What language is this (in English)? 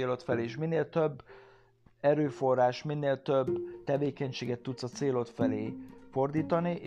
Hungarian